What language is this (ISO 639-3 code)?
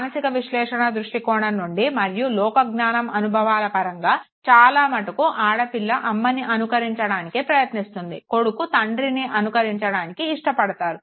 tel